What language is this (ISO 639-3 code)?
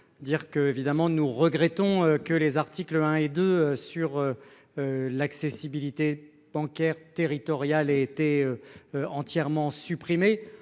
fra